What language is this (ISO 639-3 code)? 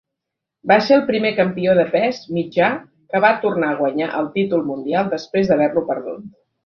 cat